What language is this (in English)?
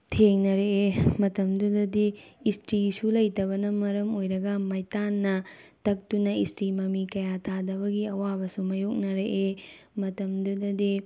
Manipuri